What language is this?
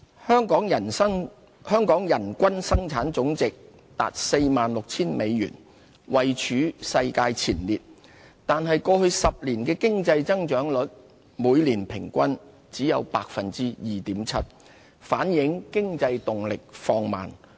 Cantonese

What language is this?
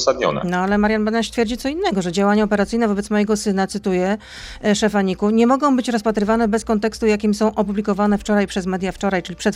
Polish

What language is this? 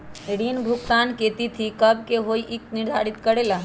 Magahi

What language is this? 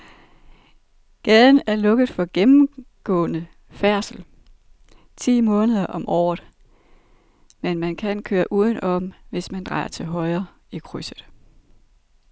Danish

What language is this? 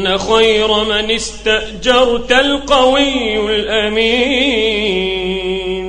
Arabic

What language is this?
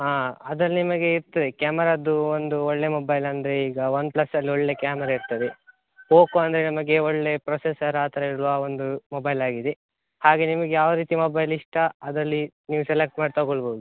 Kannada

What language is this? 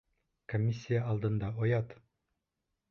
Bashkir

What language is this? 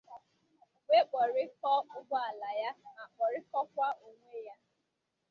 Igbo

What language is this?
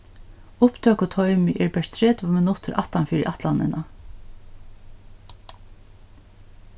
Faroese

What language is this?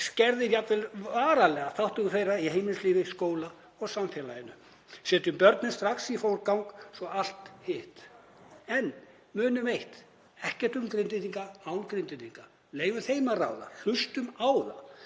Icelandic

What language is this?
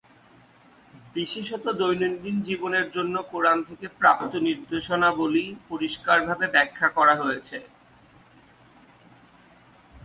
Bangla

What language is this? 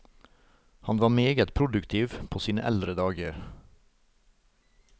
Norwegian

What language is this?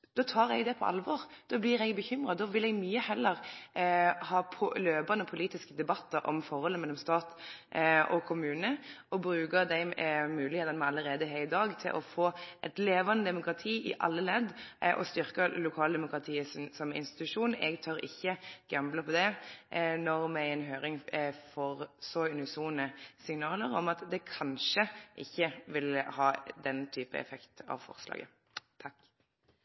Norwegian Nynorsk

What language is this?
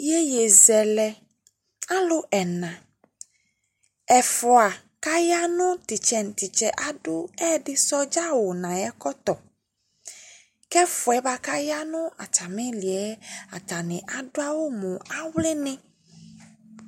Ikposo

